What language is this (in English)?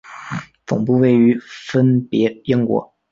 Chinese